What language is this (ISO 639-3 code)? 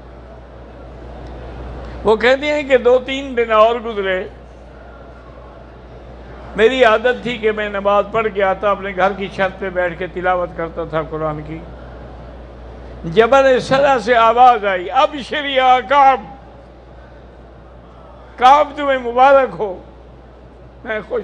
ara